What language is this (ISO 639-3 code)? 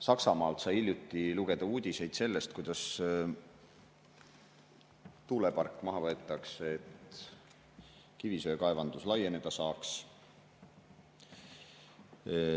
est